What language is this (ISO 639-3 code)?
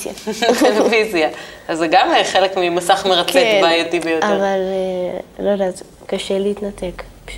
heb